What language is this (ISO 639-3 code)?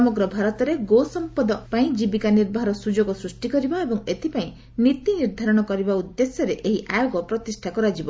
ori